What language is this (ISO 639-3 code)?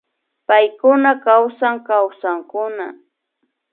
qvi